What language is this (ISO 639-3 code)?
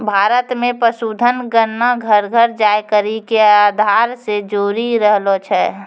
mai